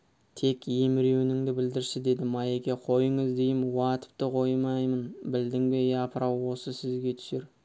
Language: Kazakh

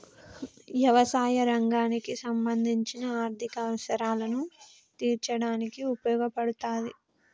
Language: Telugu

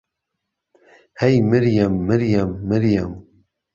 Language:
Central Kurdish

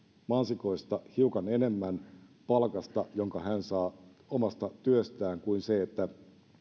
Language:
Finnish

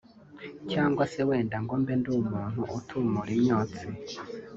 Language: Kinyarwanda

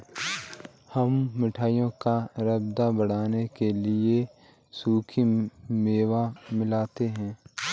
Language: Hindi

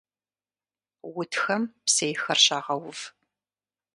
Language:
Kabardian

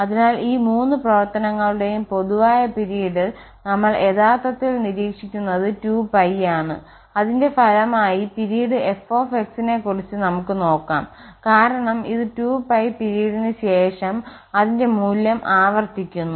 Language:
Malayalam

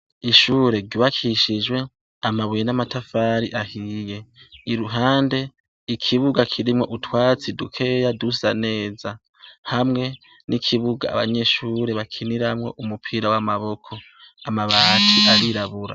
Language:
Rundi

